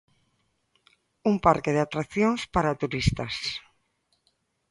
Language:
Galician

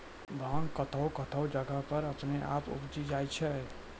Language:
Maithili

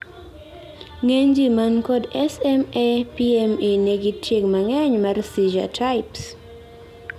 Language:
Luo (Kenya and Tanzania)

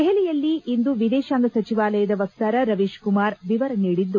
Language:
Kannada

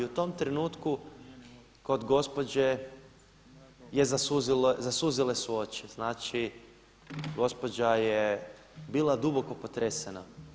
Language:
Croatian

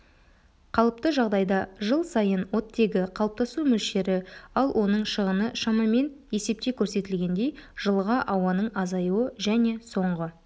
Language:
Kazakh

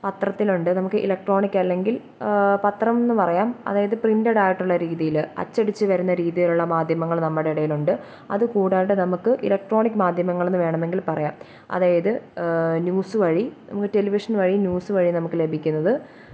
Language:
Malayalam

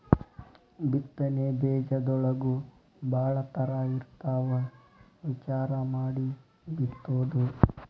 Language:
Kannada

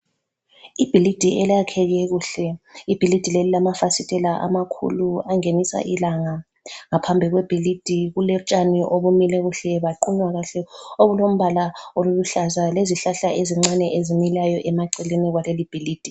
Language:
North Ndebele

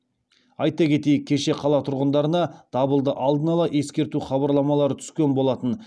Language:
Kazakh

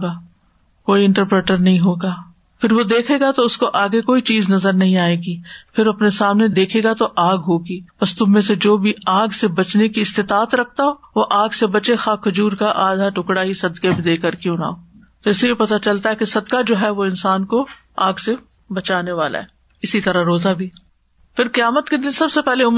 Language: Urdu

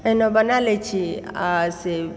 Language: Maithili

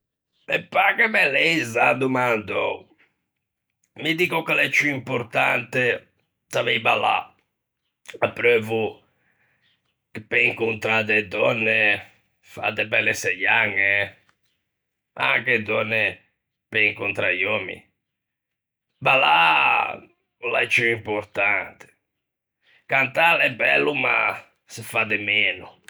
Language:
Ligurian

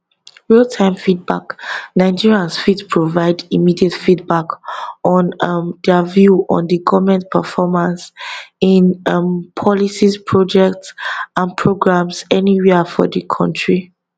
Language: Nigerian Pidgin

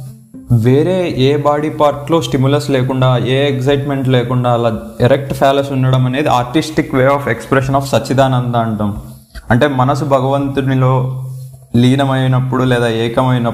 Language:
Telugu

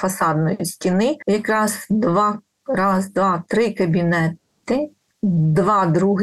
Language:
Ukrainian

